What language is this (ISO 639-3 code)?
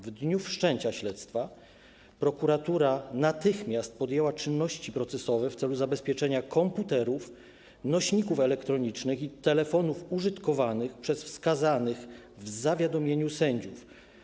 pol